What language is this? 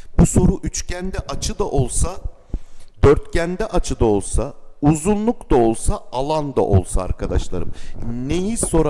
Turkish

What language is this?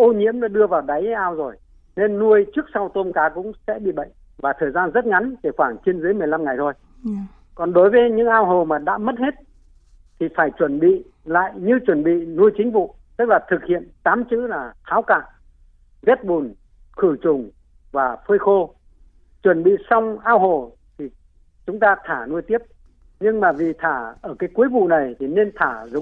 Vietnamese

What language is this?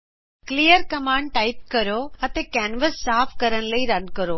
Punjabi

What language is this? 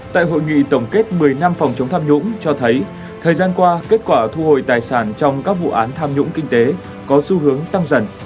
Vietnamese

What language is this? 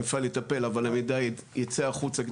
Hebrew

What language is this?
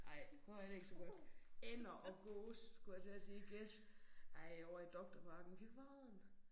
Danish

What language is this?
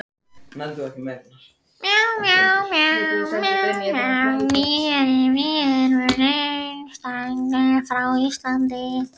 Icelandic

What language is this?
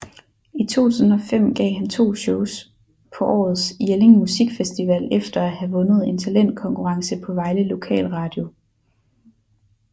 Danish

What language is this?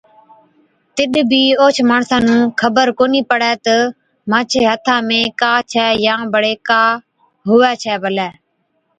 Od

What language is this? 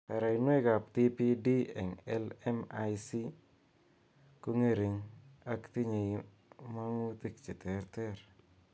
Kalenjin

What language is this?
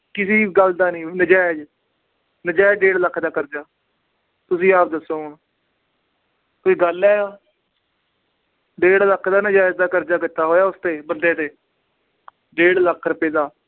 Punjabi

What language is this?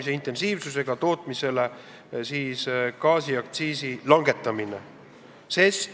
Estonian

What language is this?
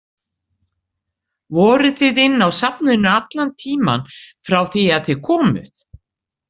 Icelandic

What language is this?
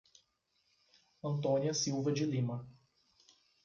Portuguese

